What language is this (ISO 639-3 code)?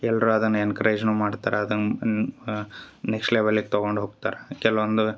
kan